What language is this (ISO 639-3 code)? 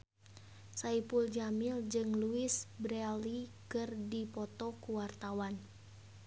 sun